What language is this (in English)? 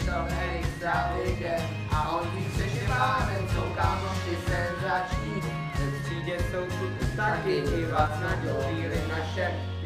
Czech